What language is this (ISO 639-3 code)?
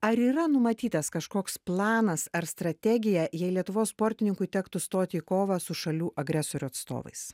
lit